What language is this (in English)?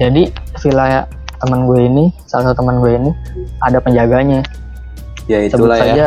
Indonesian